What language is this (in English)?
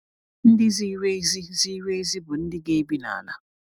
Igbo